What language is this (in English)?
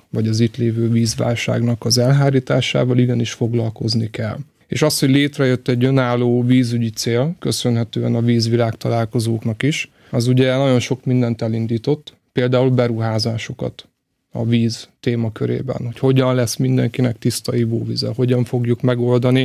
Hungarian